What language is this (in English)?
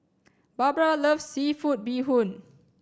English